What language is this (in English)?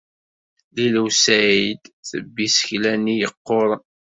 Kabyle